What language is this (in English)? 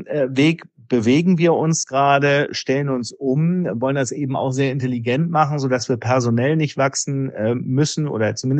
German